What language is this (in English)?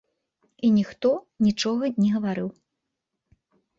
Belarusian